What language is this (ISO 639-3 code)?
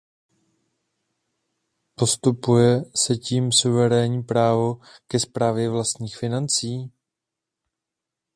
ces